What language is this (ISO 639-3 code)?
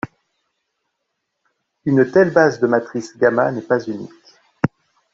fra